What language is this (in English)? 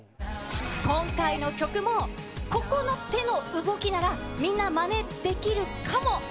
Japanese